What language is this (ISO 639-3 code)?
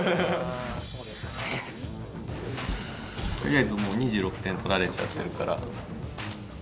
jpn